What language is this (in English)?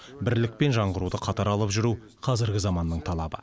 Kazakh